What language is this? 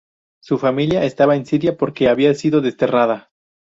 Spanish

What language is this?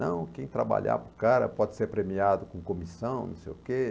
Portuguese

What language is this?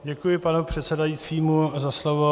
Czech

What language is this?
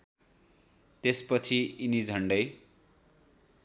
Nepali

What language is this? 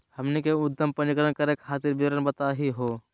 Magahi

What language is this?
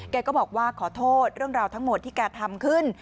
Thai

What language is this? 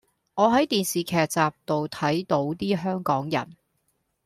Cantonese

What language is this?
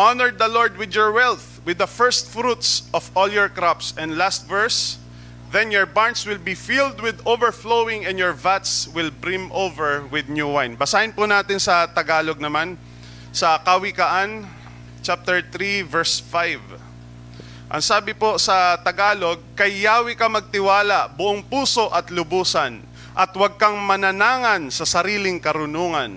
Filipino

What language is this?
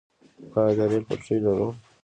Pashto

